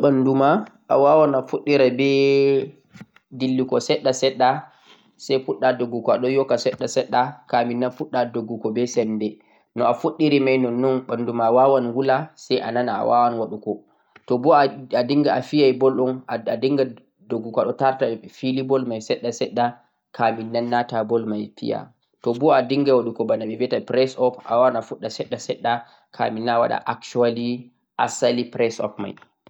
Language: Central-Eastern Niger Fulfulde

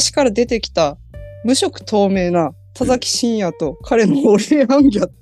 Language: Japanese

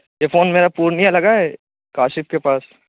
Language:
Urdu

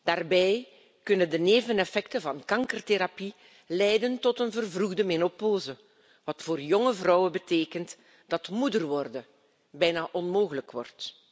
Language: Dutch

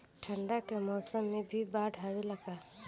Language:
Bhojpuri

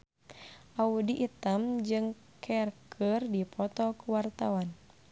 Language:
Sundanese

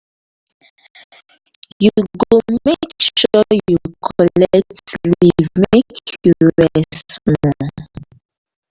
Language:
Nigerian Pidgin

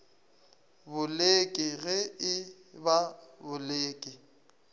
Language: Northern Sotho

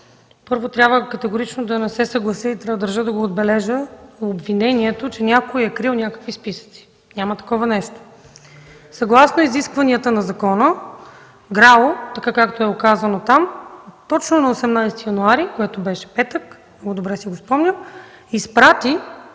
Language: Bulgarian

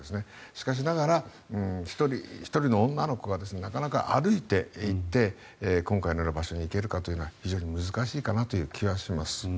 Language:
Japanese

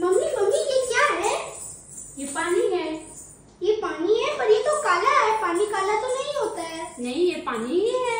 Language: Hindi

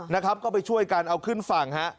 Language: Thai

